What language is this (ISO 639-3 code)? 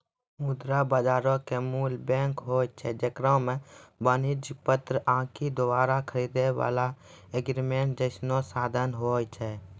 mai